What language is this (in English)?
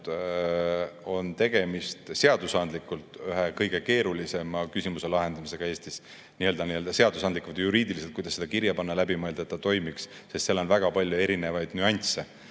Estonian